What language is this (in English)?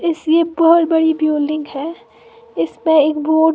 Hindi